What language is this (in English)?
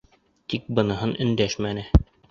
Bashkir